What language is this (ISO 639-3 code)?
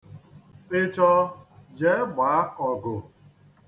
ibo